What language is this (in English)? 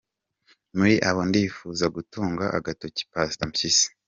Kinyarwanda